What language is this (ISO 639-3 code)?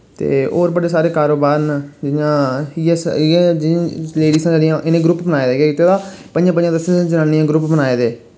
doi